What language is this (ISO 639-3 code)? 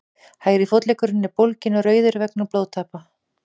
isl